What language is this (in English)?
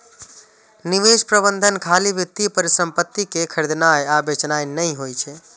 Maithili